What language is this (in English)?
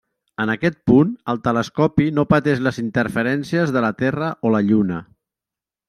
Catalan